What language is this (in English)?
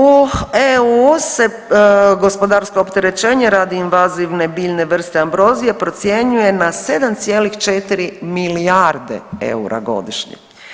Croatian